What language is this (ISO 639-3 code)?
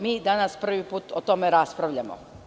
srp